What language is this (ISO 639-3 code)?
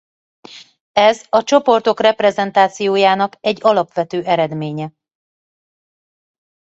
hun